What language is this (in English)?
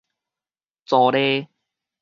Min Nan Chinese